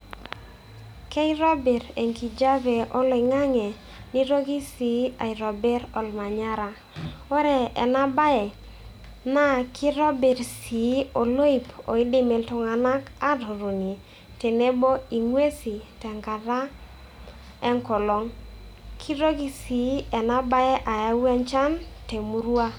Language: Masai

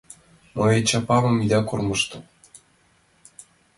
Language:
Mari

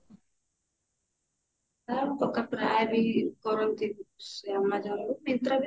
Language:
Odia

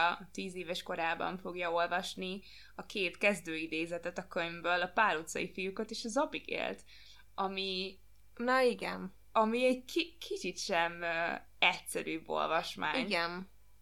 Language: Hungarian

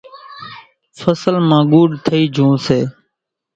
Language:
Kachi Koli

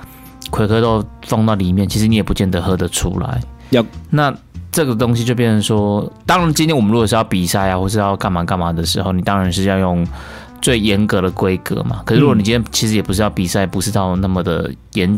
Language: Chinese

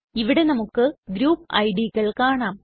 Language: Malayalam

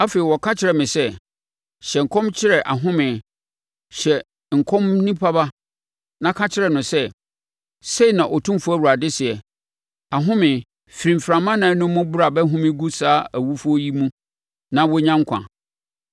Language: Akan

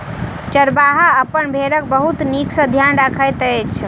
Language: Maithili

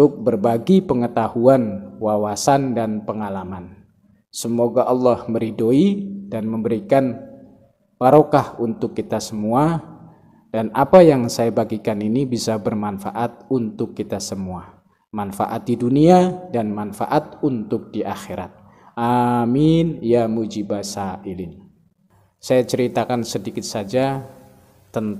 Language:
Indonesian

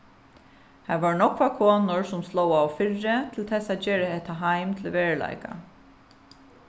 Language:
Faroese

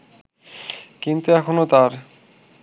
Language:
Bangla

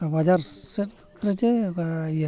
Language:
Santali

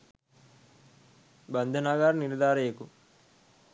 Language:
Sinhala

